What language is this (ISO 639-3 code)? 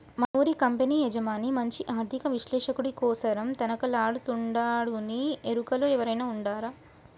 tel